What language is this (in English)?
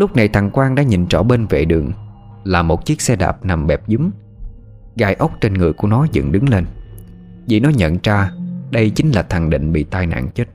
Vietnamese